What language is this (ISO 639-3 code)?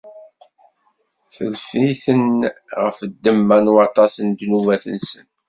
kab